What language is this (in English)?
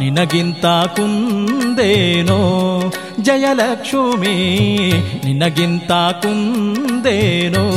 Kannada